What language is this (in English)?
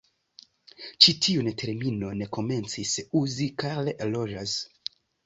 Esperanto